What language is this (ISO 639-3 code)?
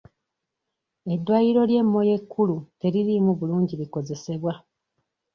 lug